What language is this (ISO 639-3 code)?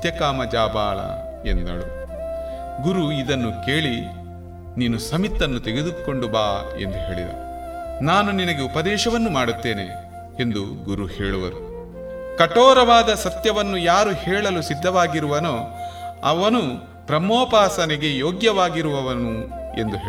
kan